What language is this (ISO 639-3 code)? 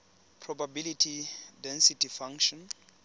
tsn